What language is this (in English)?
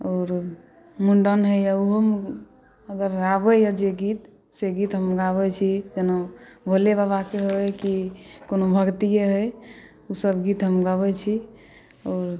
Maithili